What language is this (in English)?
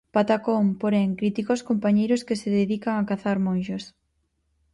Galician